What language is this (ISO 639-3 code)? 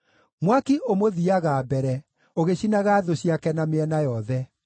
kik